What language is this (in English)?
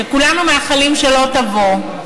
Hebrew